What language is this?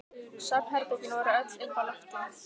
Icelandic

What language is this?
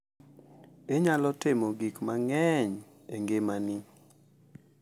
Luo (Kenya and Tanzania)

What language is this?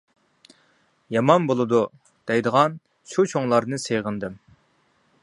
Uyghur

